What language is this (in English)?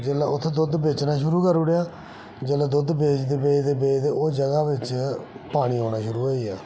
Dogri